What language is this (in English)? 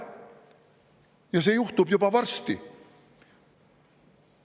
Estonian